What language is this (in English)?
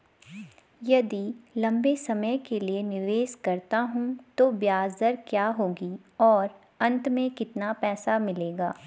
Hindi